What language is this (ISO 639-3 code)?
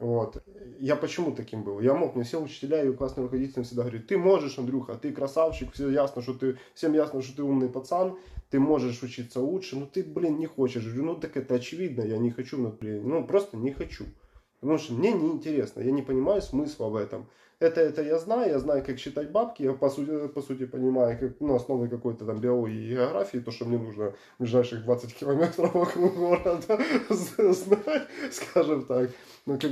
rus